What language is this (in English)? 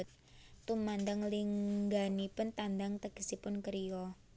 Javanese